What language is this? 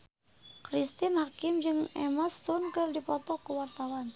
Sundanese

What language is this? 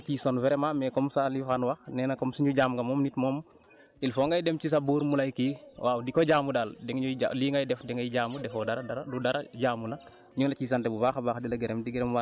Wolof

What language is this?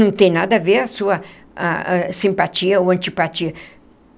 Portuguese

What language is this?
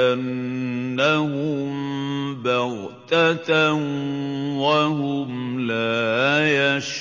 Arabic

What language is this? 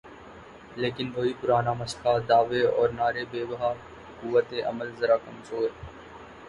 Urdu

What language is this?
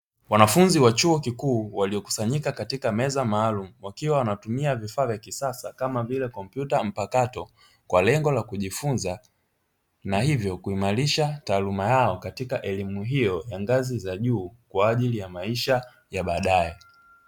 Swahili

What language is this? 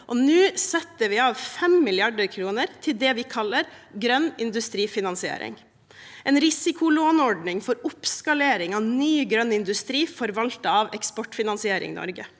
Norwegian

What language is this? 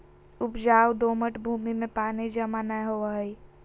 Magahi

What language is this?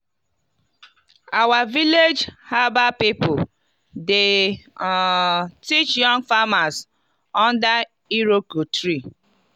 Nigerian Pidgin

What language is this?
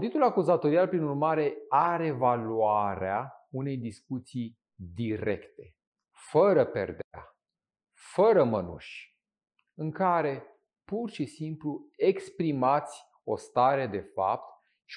Romanian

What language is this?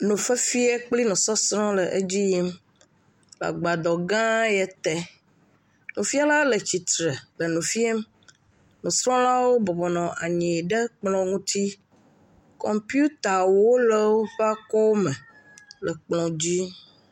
Ewe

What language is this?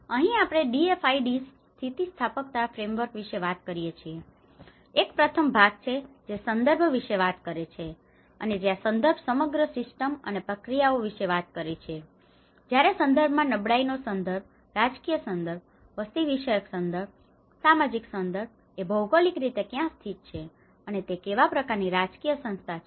Gujarati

